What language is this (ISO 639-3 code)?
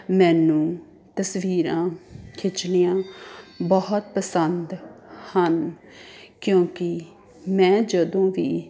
pan